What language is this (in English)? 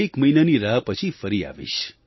Gujarati